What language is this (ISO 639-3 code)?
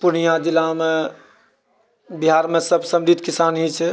mai